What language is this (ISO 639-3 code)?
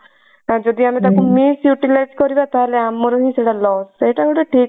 ori